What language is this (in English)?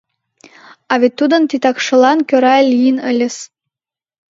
Mari